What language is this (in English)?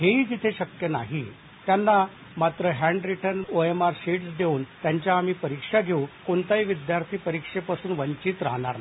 Marathi